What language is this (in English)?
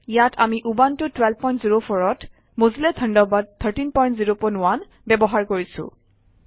Assamese